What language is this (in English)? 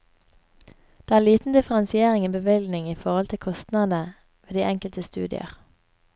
Norwegian